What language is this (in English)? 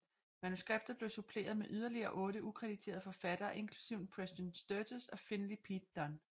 Danish